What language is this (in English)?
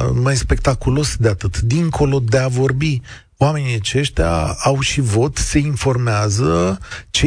Romanian